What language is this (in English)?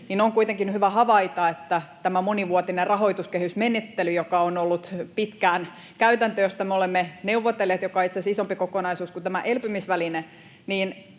Finnish